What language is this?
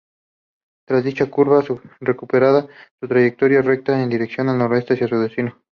Spanish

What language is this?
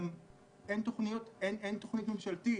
Hebrew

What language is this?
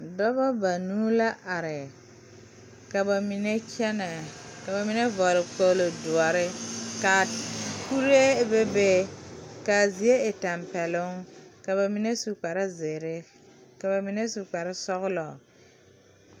Southern Dagaare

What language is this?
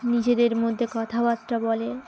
Bangla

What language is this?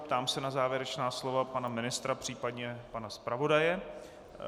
Czech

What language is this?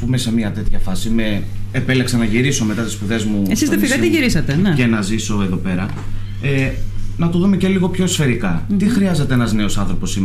Greek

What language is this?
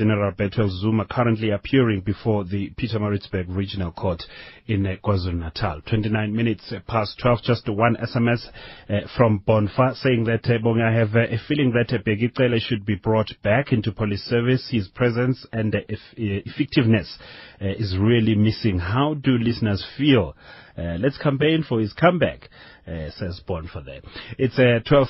English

